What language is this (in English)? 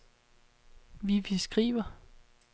Danish